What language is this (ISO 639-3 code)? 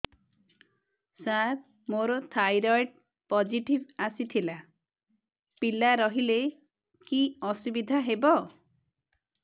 ori